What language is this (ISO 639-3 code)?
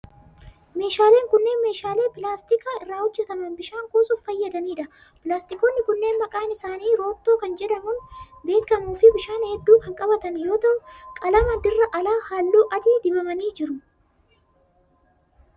orm